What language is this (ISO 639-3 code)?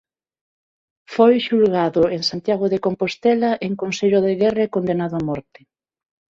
glg